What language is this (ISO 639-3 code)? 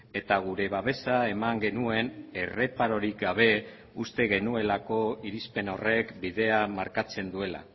eus